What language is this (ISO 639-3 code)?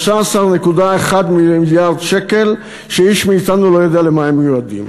heb